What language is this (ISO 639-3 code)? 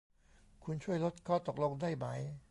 tha